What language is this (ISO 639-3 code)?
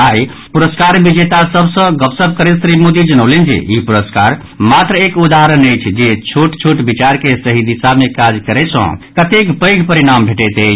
mai